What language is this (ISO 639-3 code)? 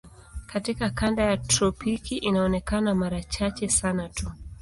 swa